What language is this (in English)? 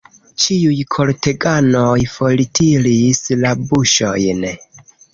Esperanto